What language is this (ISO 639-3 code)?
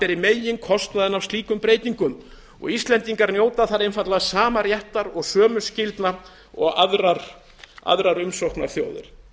isl